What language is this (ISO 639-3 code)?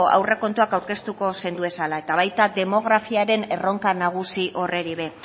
eus